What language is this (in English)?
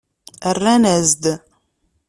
Kabyle